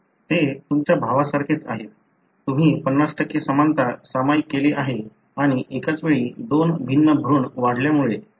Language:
Marathi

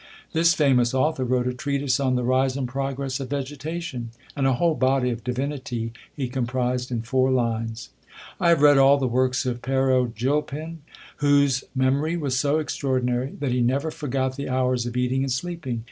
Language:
English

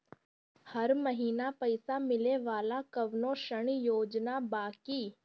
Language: Bhojpuri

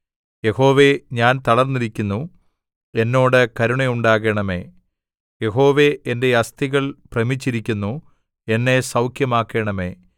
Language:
Malayalam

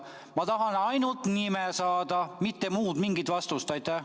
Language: Estonian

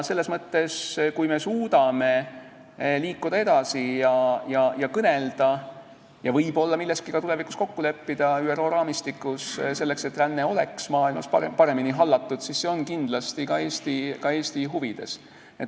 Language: Estonian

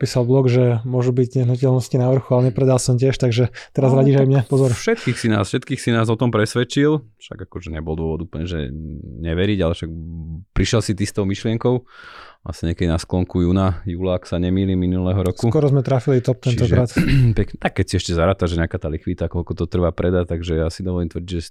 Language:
Slovak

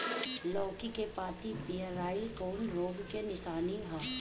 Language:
Bhojpuri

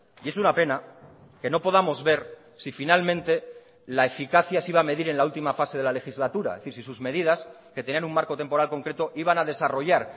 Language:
Spanish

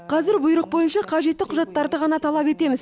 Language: Kazakh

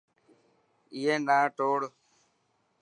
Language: Dhatki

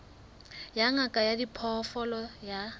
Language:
Southern Sotho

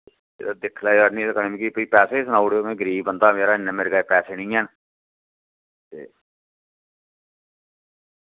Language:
Dogri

